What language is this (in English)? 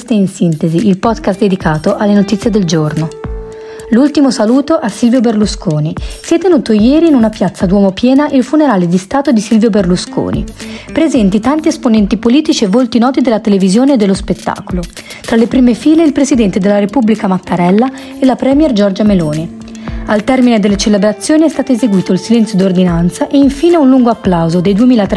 Italian